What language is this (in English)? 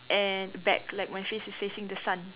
English